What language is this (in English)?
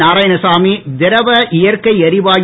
Tamil